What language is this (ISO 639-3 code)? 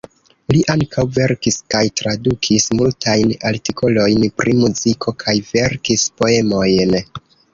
epo